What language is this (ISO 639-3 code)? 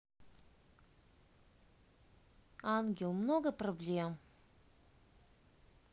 rus